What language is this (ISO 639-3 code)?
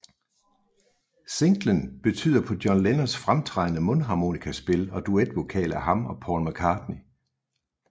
dan